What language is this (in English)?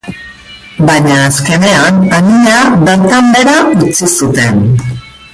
Basque